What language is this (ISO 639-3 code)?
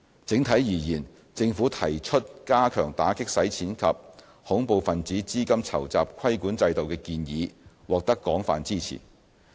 yue